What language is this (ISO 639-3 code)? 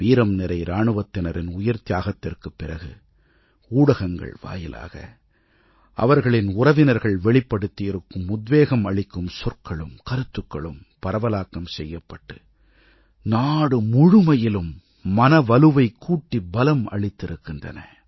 tam